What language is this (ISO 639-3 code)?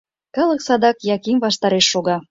chm